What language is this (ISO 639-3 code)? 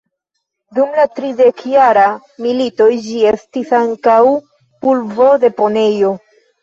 epo